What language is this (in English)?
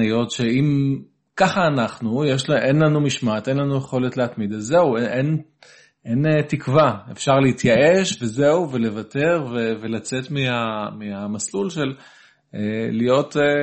Hebrew